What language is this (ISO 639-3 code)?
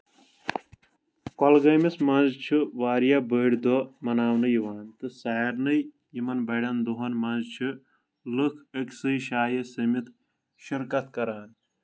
kas